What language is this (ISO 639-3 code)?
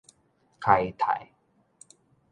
nan